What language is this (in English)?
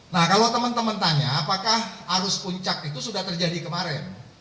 Indonesian